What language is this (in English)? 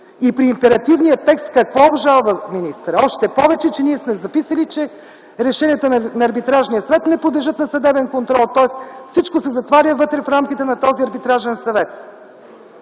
Bulgarian